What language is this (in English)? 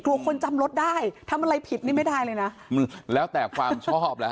Thai